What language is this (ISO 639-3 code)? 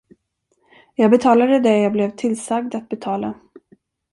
swe